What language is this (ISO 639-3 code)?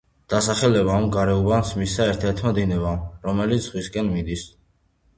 kat